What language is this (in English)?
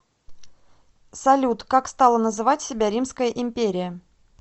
Russian